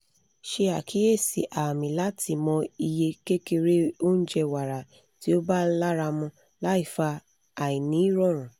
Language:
Yoruba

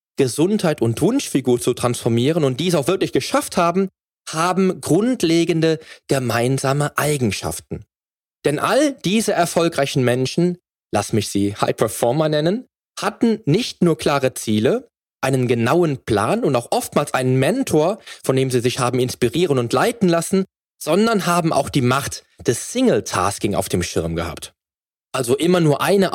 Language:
German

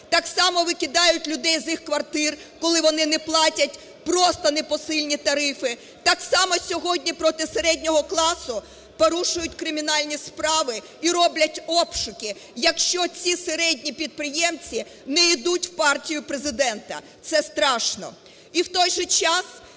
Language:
Ukrainian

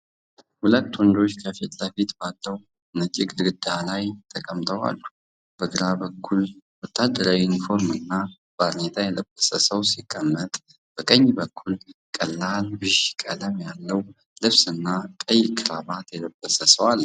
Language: Amharic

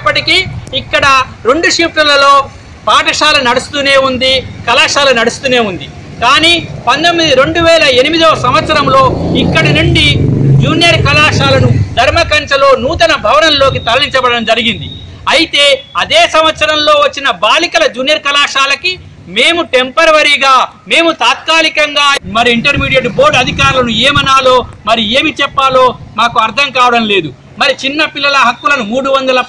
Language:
Telugu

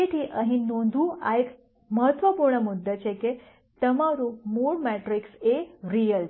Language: Gujarati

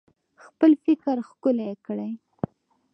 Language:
Pashto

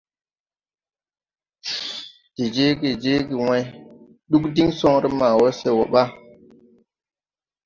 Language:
Tupuri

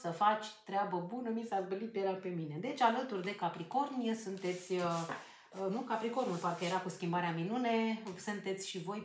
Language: Romanian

